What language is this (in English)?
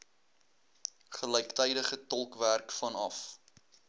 Afrikaans